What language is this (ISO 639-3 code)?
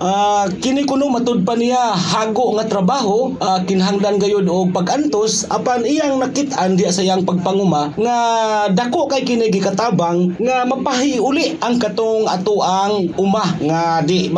fil